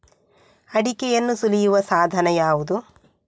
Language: Kannada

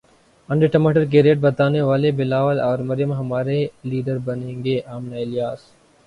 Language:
Urdu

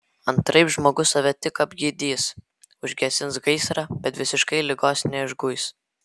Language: Lithuanian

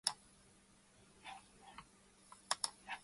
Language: English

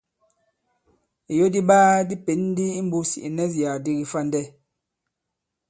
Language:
Bankon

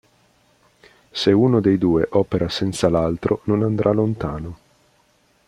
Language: Italian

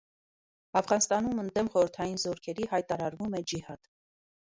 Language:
Armenian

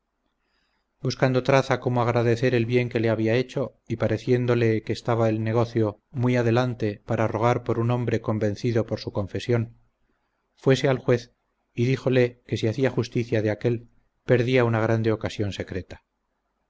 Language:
Spanish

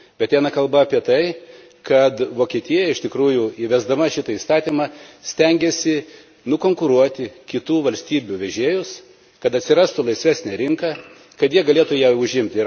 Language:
Lithuanian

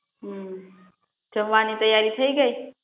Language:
Gujarati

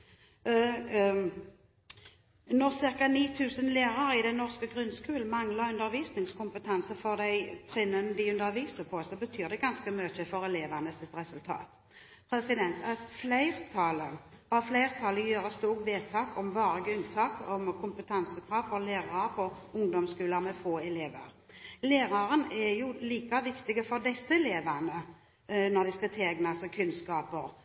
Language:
Norwegian Bokmål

